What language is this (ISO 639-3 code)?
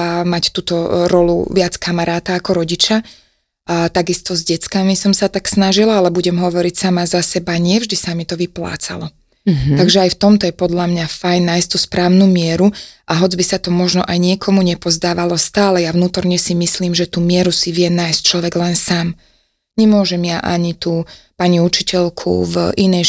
slk